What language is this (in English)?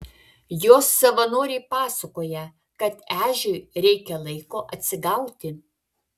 Lithuanian